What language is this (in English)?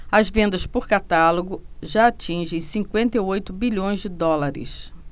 Portuguese